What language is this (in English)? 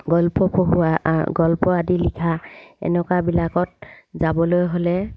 Assamese